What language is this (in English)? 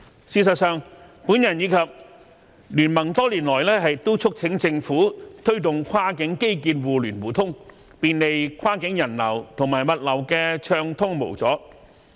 Cantonese